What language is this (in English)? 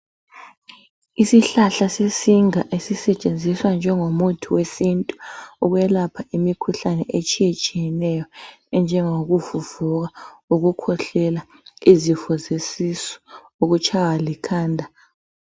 North Ndebele